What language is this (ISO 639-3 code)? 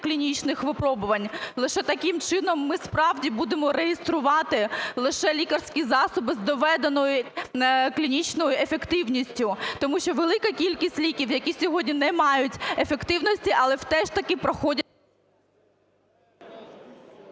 ukr